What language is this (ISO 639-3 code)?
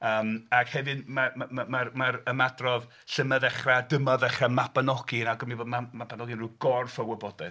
cym